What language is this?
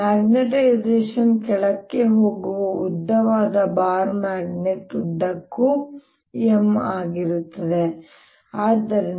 Kannada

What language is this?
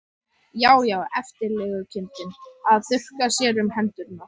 Icelandic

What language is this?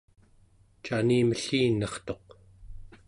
Central Yupik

